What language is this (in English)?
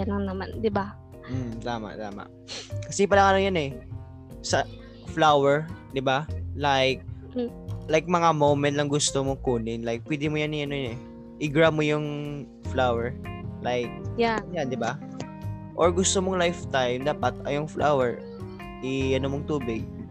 Filipino